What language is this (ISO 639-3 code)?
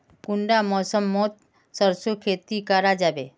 mag